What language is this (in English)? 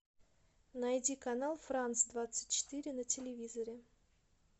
Russian